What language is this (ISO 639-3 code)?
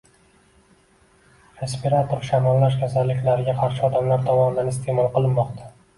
uzb